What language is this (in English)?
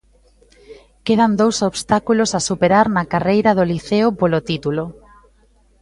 Galician